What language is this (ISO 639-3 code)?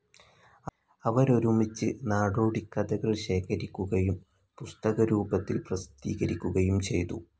mal